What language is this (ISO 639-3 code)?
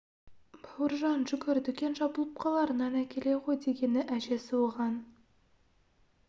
kaz